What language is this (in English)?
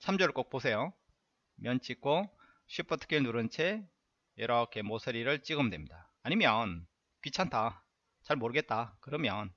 Korean